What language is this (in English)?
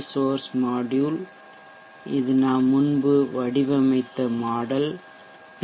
Tamil